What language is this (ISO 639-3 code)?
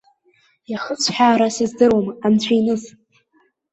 abk